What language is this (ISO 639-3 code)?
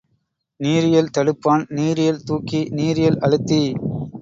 tam